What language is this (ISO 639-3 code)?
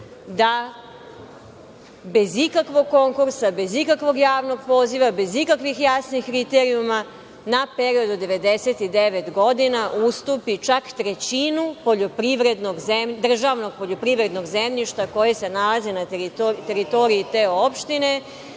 srp